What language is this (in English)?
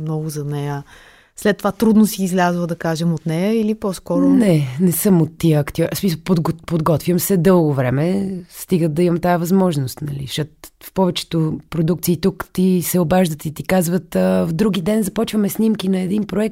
Bulgarian